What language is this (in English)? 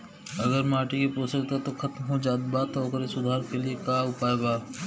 Bhojpuri